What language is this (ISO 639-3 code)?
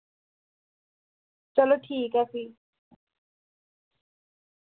doi